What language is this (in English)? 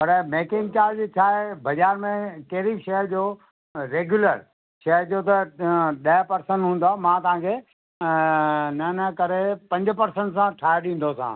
Sindhi